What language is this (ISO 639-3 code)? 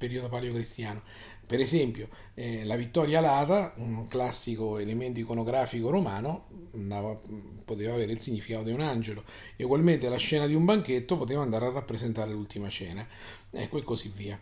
ita